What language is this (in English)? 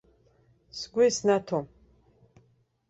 Abkhazian